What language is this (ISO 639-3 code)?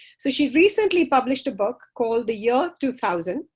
eng